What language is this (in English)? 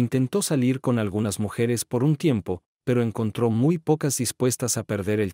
Spanish